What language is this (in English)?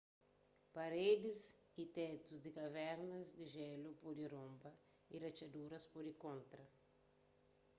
Kabuverdianu